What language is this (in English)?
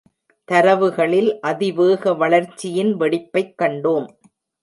Tamil